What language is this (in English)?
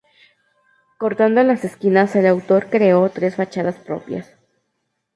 Spanish